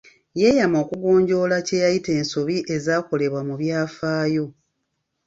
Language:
Ganda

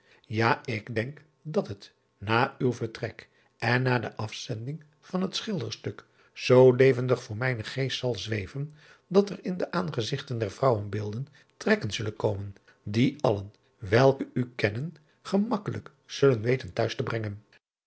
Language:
Dutch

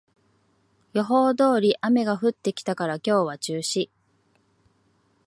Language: Japanese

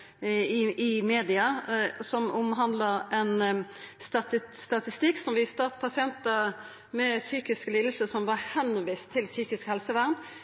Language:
Norwegian Nynorsk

